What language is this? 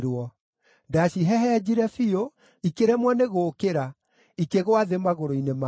Kikuyu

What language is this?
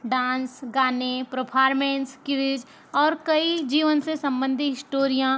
Hindi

